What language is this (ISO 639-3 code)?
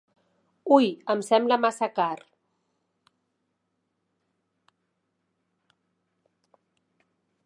cat